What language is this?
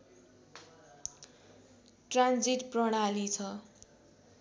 Nepali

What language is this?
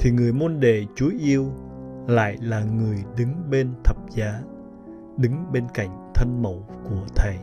Vietnamese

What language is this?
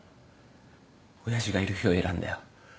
Japanese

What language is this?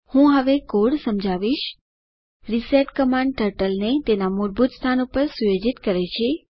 Gujarati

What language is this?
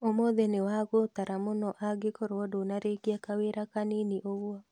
Kikuyu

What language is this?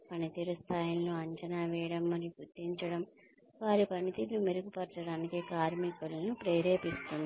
Telugu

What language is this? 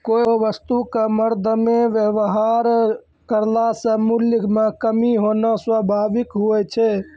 Maithili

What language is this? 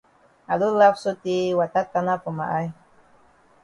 Cameroon Pidgin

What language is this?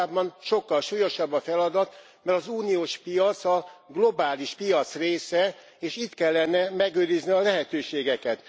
Hungarian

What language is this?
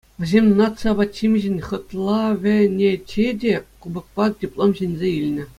Chuvash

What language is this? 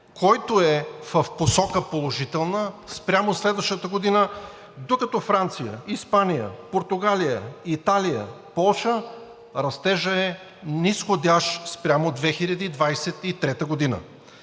Bulgarian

